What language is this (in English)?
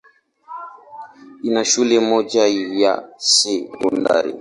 Swahili